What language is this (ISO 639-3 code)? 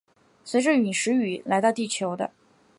zho